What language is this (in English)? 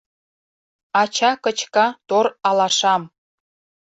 Mari